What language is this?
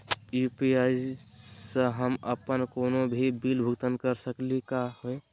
Magahi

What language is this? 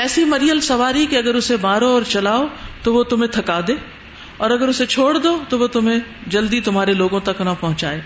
Urdu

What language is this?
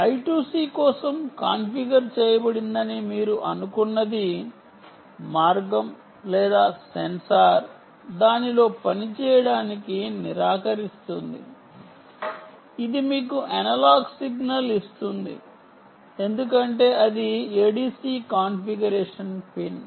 Telugu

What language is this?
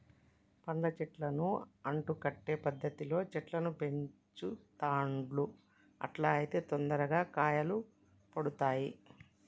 Telugu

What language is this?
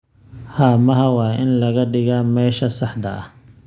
Somali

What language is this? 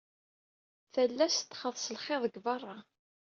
Kabyle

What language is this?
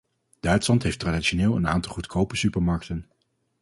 Dutch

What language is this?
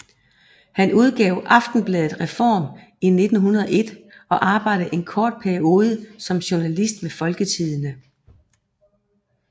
Danish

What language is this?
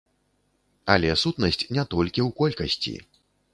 Belarusian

